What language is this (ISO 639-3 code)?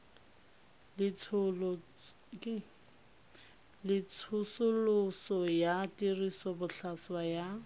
tsn